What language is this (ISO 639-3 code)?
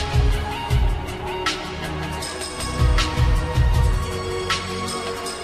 deu